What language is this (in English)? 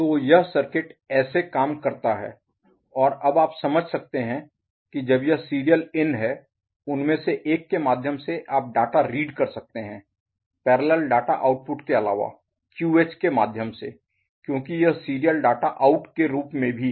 Hindi